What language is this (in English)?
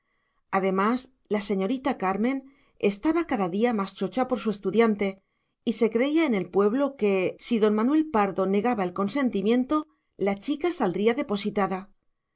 Spanish